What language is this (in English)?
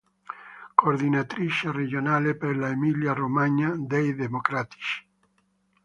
Italian